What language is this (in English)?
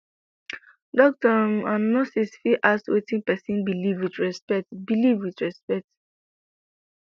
Nigerian Pidgin